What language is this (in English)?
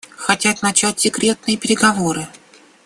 Russian